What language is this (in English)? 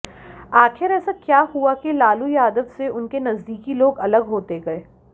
Hindi